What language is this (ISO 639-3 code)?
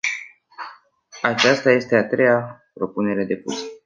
ron